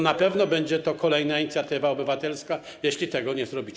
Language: Polish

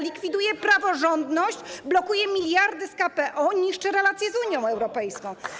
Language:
Polish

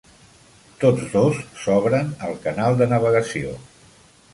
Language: Catalan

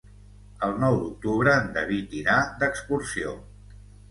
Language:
Catalan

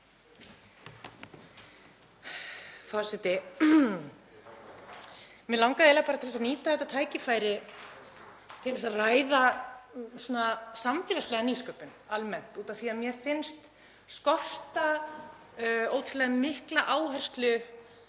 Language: Icelandic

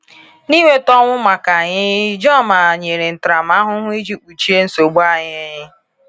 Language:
Igbo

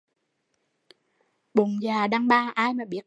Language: Vietnamese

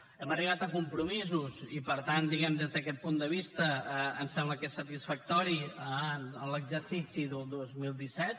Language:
Catalan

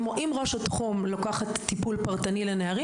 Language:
Hebrew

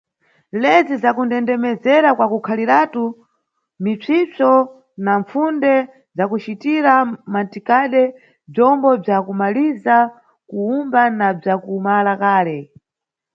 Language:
Nyungwe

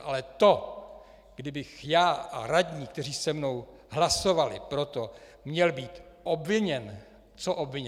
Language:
Czech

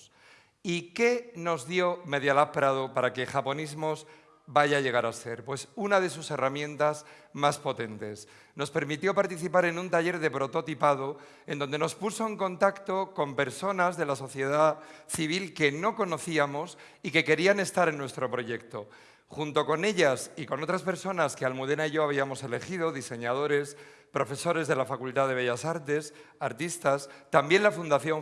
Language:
Spanish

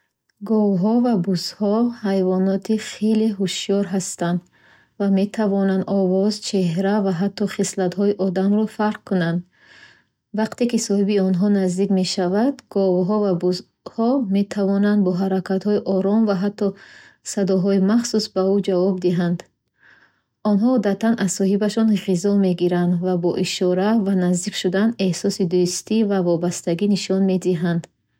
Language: Bukharic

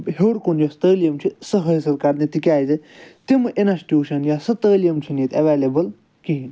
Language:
Kashmiri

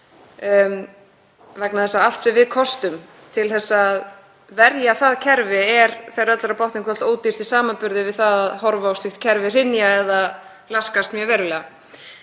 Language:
Icelandic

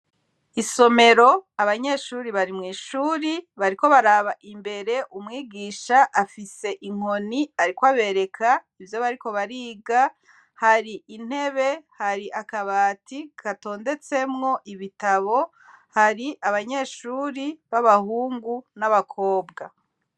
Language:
Rundi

